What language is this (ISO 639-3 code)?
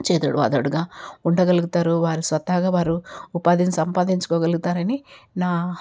tel